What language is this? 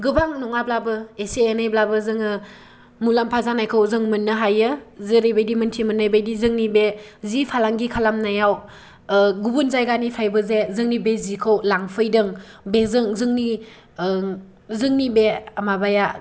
Bodo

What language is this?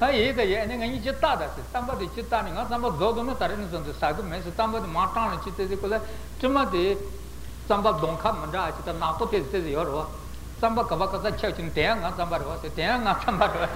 Italian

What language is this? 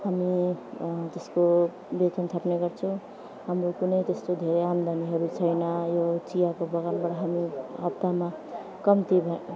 Nepali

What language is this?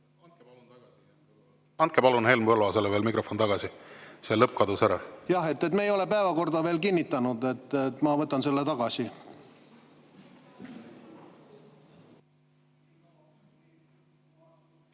Estonian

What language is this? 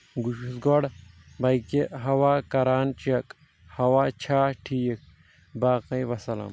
Kashmiri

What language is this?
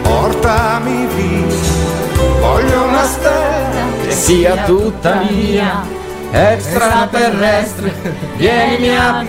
Italian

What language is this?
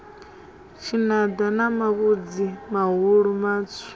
Venda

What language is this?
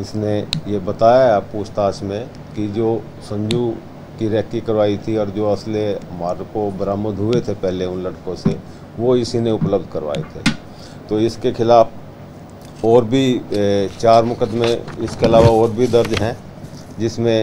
Hindi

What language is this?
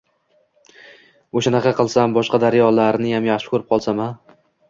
Uzbek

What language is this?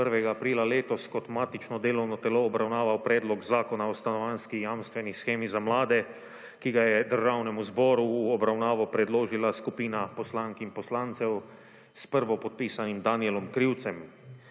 Slovenian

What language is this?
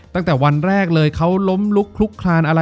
Thai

